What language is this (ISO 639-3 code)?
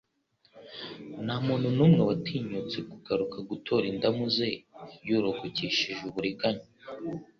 kin